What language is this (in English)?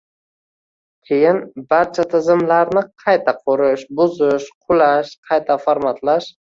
Uzbek